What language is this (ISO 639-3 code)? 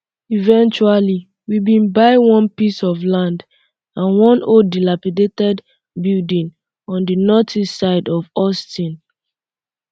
pcm